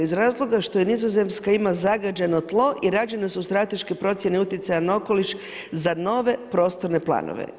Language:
Croatian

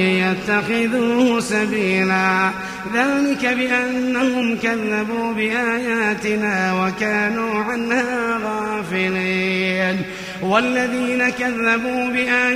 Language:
Arabic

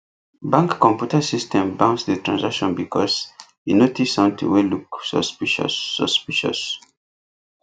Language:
Nigerian Pidgin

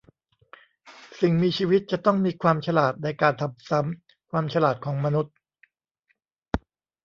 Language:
Thai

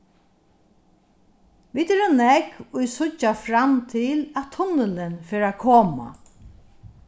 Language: Faroese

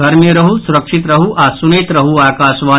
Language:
Maithili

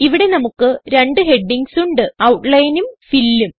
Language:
Malayalam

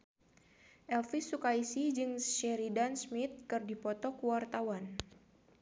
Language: Sundanese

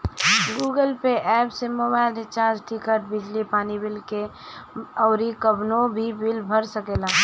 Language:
Bhojpuri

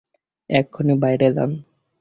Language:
Bangla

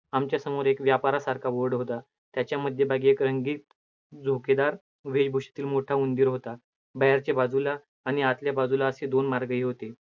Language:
Marathi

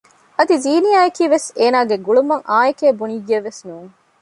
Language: Divehi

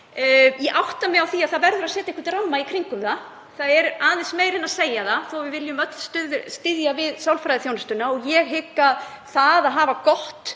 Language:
Icelandic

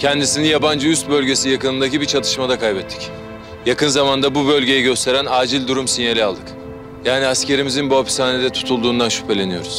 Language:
Turkish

